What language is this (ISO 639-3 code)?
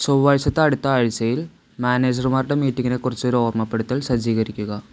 mal